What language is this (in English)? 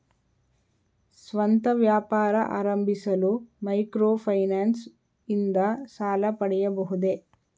Kannada